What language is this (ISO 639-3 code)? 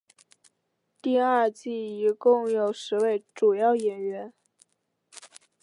zho